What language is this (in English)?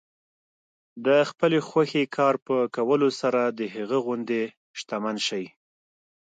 Pashto